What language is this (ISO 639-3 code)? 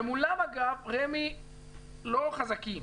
heb